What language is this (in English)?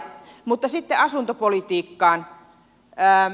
Finnish